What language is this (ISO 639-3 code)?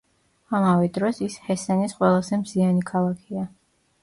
kat